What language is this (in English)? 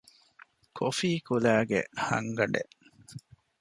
Divehi